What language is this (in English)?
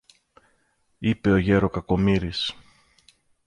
Greek